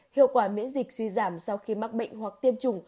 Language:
Vietnamese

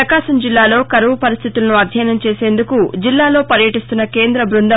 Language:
Telugu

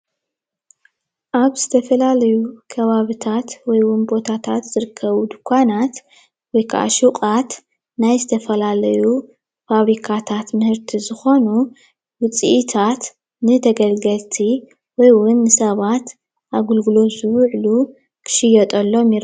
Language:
Tigrinya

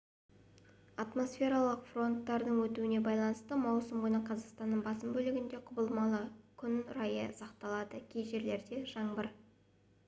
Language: Kazakh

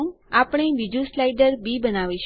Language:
Gujarati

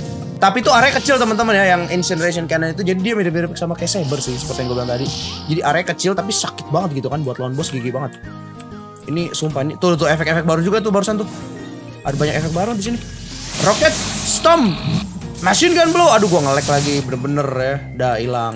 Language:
Indonesian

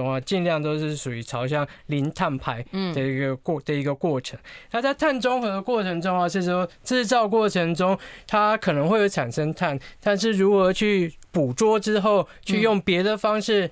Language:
Chinese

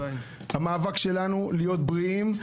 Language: Hebrew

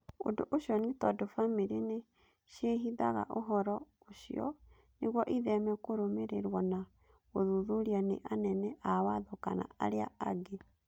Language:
Kikuyu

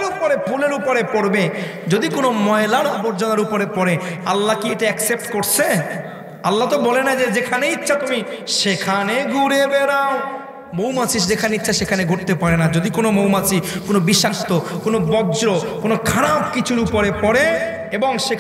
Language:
Bangla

